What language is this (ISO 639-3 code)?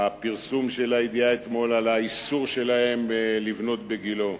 heb